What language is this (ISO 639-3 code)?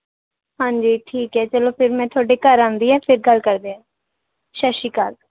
pan